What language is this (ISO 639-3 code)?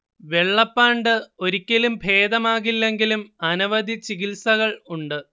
mal